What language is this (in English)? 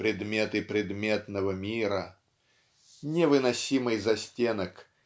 Russian